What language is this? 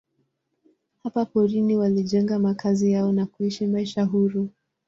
Swahili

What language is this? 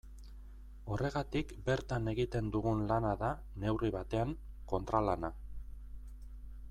Basque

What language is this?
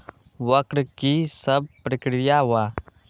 Magahi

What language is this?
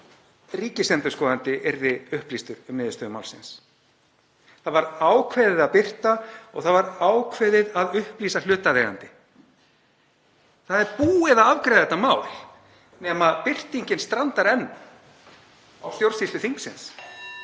Icelandic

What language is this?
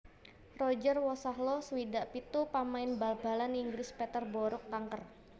Javanese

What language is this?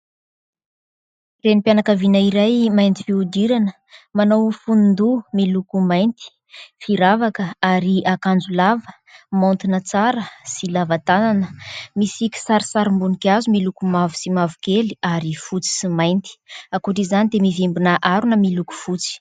Malagasy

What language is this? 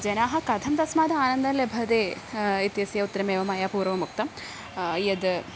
Sanskrit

